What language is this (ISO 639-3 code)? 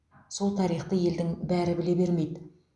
kaz